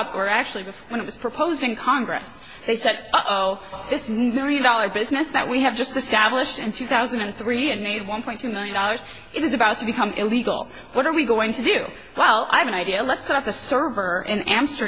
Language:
English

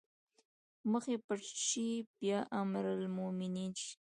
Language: Pashto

